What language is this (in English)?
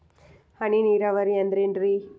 Kannada